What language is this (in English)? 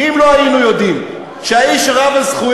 Hebrew